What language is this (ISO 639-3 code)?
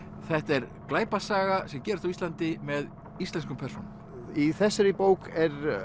isl